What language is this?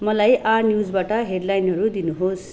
Nepali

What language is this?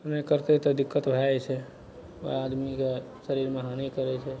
Maithili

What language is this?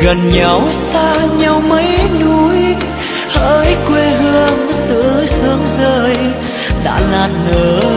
Vietnamese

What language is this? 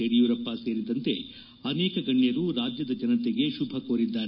Kannada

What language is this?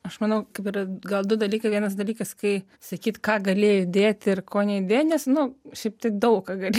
Lithuanian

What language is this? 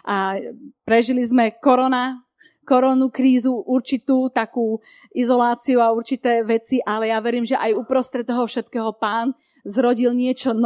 Slovak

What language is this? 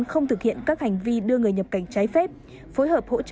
Vietnamese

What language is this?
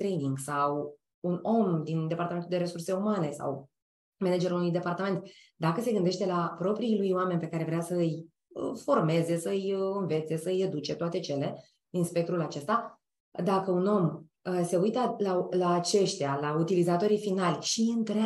Romanian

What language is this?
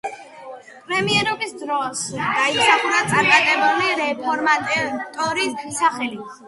Georgian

